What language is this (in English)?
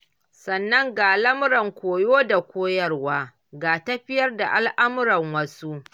Hausa